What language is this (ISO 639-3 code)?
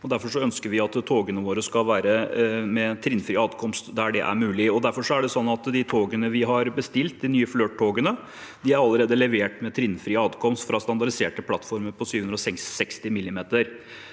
nor